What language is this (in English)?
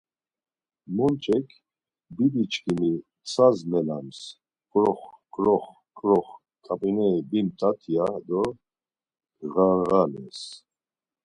Laz